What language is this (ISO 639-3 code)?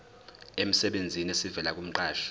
zul